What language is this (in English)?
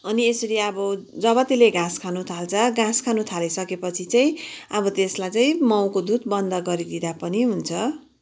Nepali